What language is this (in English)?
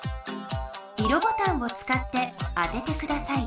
Japanese